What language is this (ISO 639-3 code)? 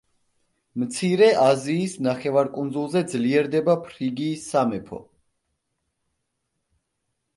kat